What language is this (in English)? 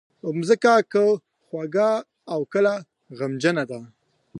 Pashto